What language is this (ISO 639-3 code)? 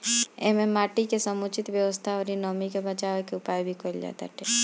bho